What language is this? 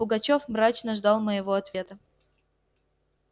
Russian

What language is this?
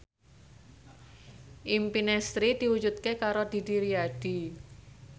Javanese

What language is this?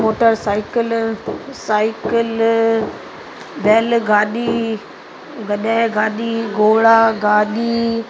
Sindhi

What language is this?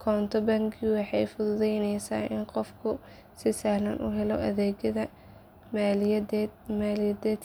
Somali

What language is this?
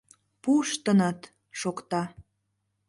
Mari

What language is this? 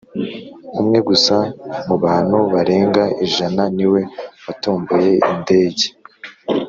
Kinyarwanda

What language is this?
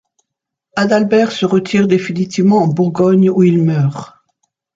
French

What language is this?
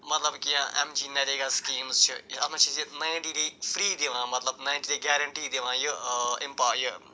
Kashmiri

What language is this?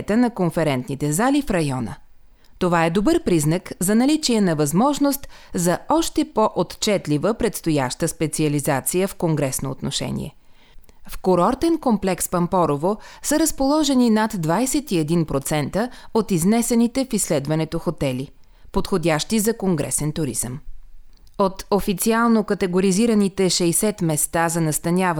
Bulgarian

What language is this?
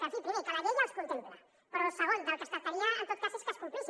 Catalan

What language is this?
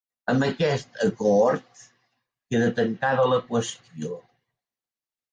Catalan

